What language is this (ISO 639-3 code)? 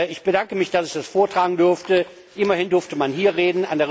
deu